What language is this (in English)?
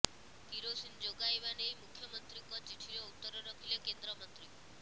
Odia